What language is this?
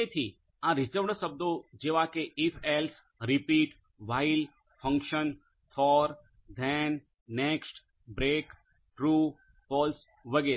Gujarati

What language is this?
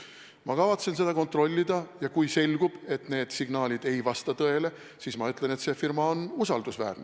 Estonian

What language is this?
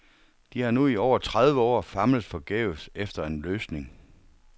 Danish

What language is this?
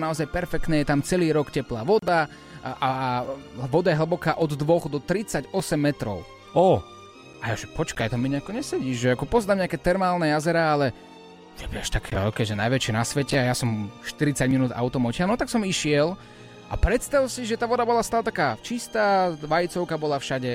Slovak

